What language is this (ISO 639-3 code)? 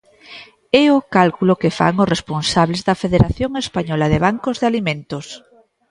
glg